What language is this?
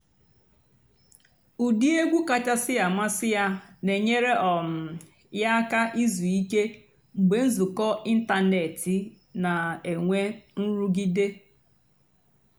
Igbo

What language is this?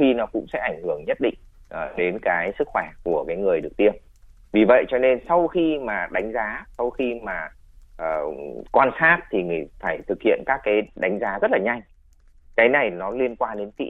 Vietnamese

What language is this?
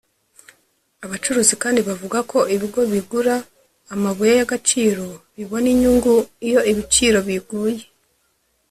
Kinyarwanda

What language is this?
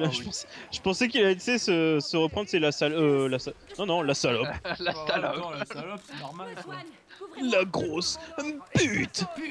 French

